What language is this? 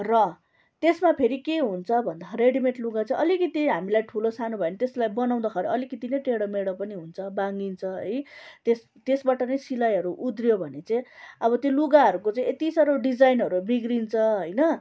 Nepali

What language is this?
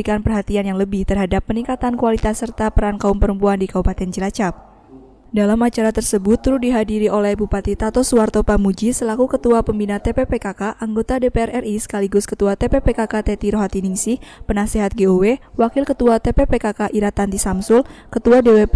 Indonesian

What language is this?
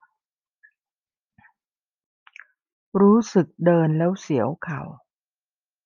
Thai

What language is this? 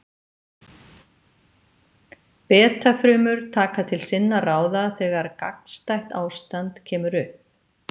Icelandic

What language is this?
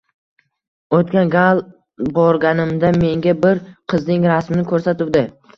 Uzbek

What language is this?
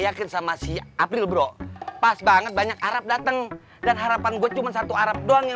Indonesian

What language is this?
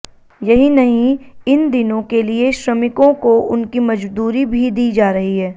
Hindi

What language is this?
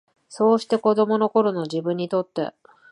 Japanese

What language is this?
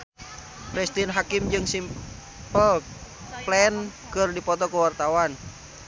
Sundanese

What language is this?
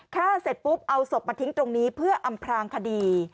Thai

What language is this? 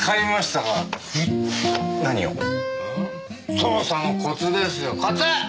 Japanese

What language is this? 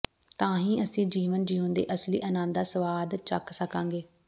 Punjabi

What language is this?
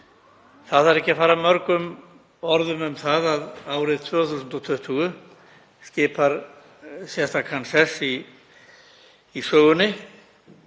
Icelandic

